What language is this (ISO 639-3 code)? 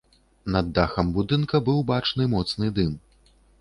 bel